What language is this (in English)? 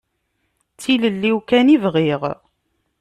Kabyle